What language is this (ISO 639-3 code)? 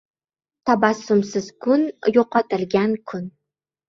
uzb